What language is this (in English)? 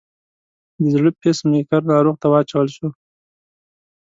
Pashto